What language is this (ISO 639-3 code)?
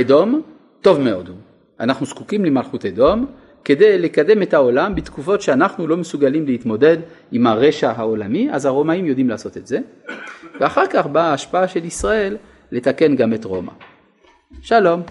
heb